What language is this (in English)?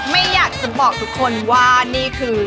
Thai